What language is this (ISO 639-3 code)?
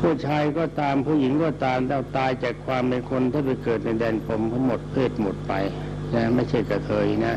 tha